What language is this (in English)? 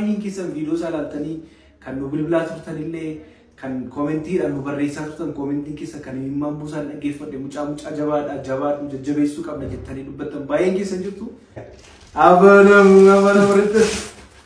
Arabic